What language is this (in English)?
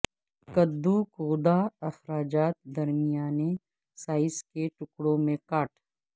Urdu